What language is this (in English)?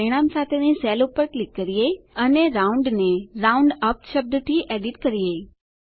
Gujarati